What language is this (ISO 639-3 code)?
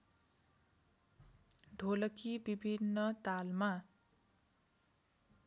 nep